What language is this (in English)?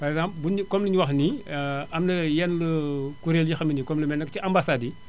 Wolof